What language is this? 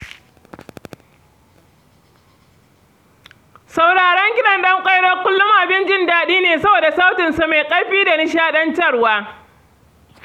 Hausa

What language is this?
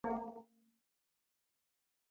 Rombo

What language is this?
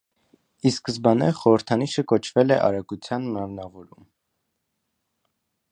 Armenian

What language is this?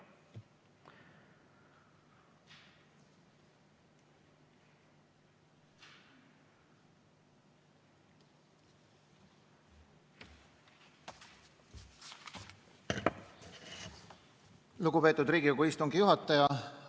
Estonian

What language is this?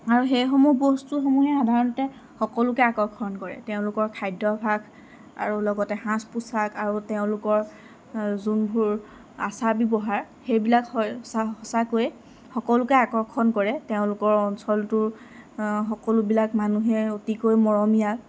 Assamese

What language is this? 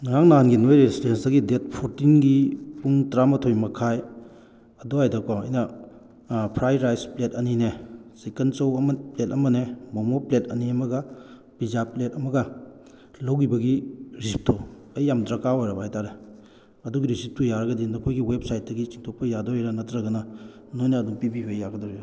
Manipuri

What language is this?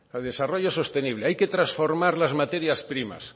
Spanish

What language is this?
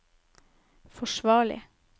Norwegian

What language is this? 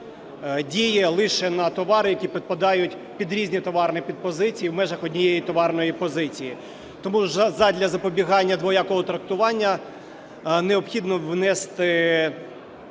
Ukrainian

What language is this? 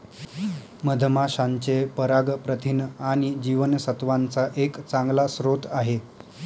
Marathi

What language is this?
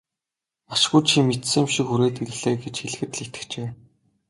Mongolian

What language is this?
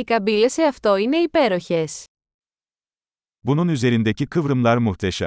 Greek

